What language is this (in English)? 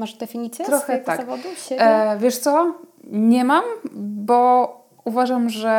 Polish